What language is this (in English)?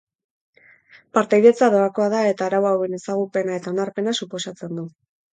Basque